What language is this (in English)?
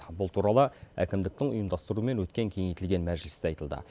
Kazakh